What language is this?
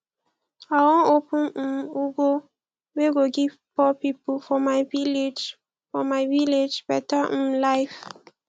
Nigerian Pidgin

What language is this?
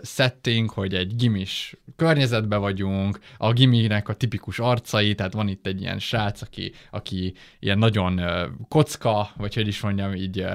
Hungarian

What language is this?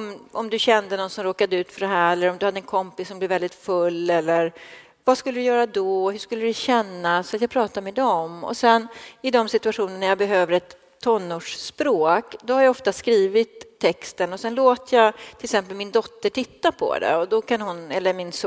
Swedish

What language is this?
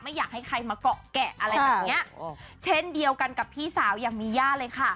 Thai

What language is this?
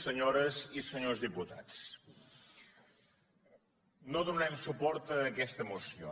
Catalan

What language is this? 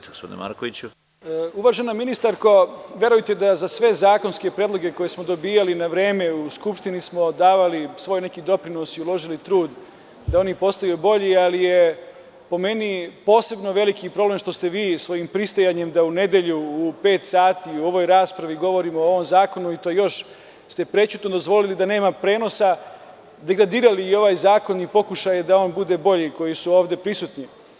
Serbian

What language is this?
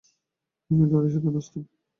Bangla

